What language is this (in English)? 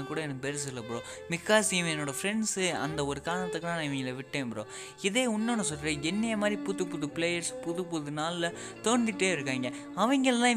Korean